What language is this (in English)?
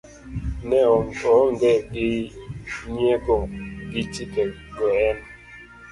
Luo (Kenya and Tanzania)